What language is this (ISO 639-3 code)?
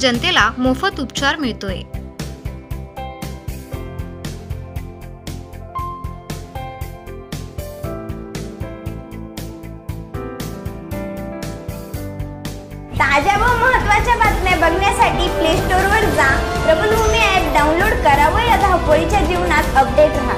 hin